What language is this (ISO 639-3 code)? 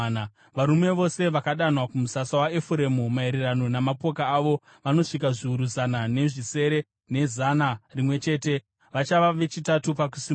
sna